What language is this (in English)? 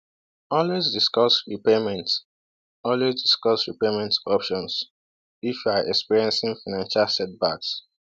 Igbo